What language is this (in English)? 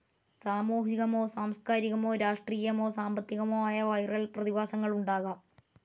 Malayalam